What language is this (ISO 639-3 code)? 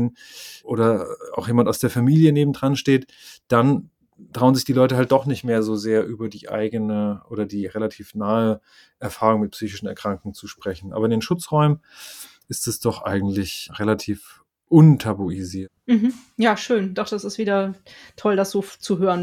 deu